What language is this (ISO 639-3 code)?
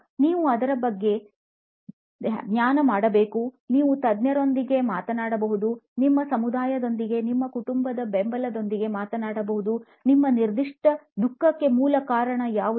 kan